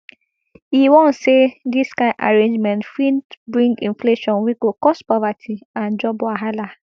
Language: Nigerian Pidgin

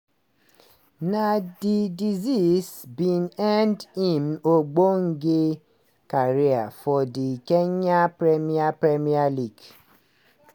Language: Nigerian Pidgin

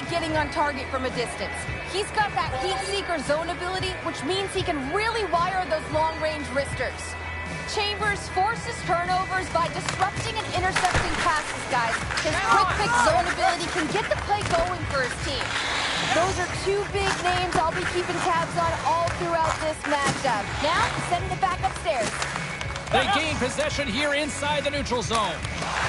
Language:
English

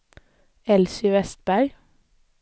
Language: Swedish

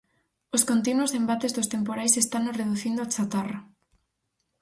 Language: Galician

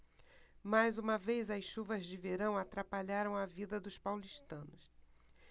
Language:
Portuguese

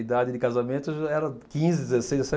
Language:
Portuguese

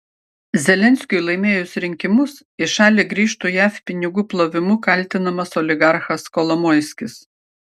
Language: Lithuanian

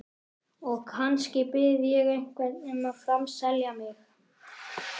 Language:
Icelandic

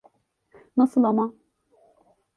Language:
Turkish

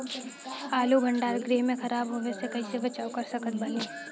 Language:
Bhojpuri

